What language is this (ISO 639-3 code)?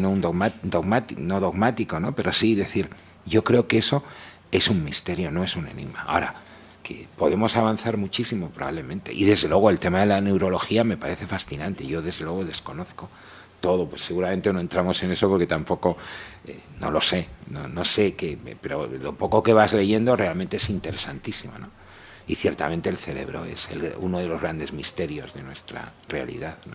spa